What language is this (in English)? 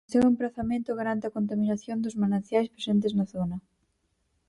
Galician